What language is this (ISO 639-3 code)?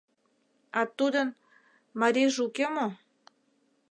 chm